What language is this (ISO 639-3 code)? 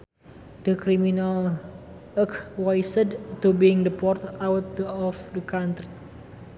sun